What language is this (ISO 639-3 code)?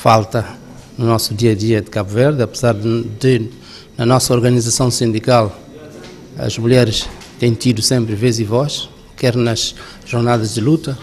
por